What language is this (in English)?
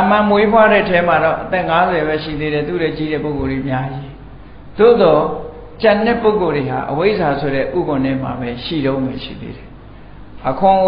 Vietnamese